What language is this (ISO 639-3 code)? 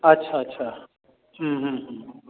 mai